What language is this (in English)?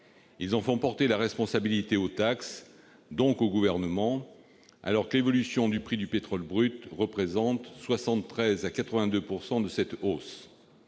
French